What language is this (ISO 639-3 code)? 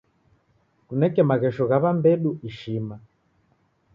dav